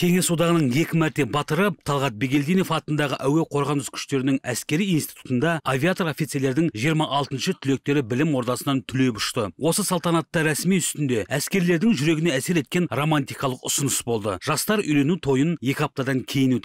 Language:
Turkish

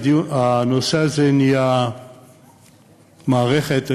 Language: Hebrew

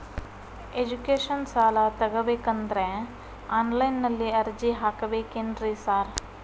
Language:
Kannada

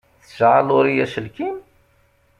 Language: Kabyle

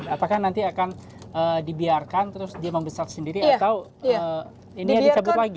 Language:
Indonesian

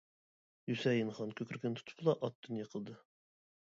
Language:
Uyghur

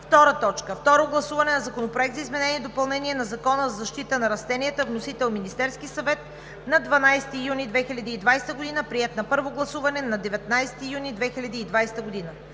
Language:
Bulgarian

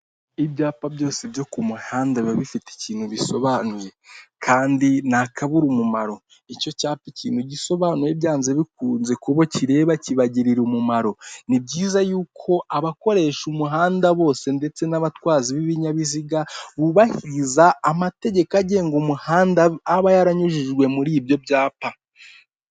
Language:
Kinyarwanda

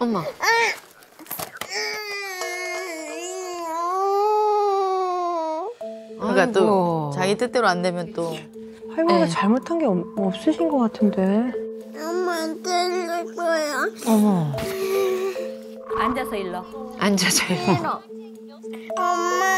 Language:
Korean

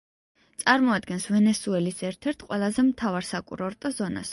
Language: Georgian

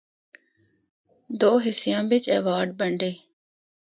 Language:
Northern Hindko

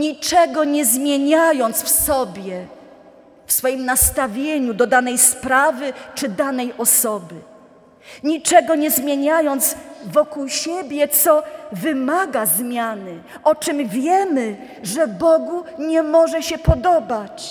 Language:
Polish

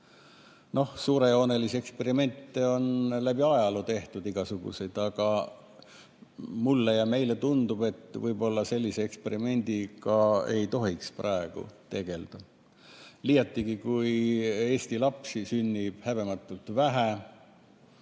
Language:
Estonian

